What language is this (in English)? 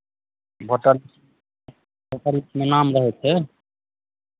Maithili